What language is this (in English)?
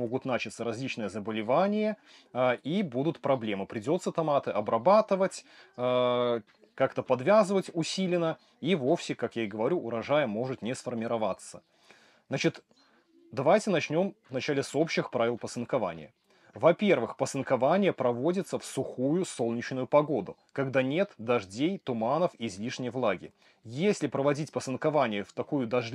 Russian